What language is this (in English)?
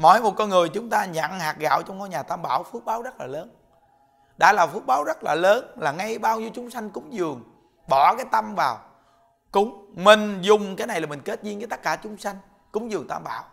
Vietnamese